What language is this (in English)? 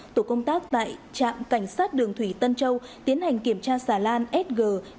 Vietnamese